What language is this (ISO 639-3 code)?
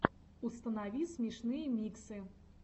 rus